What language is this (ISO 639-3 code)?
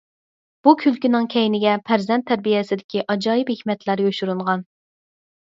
uig